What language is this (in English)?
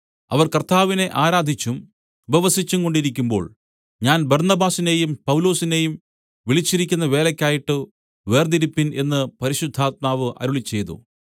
Malayalam